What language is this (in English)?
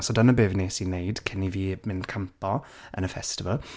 Welsh